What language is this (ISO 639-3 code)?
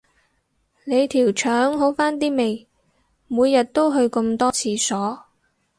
yue